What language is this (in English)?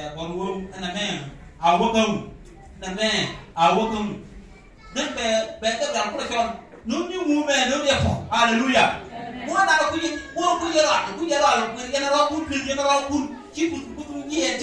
Thai